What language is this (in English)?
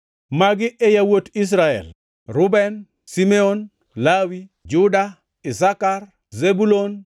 Luo (Kenya and Tanzania)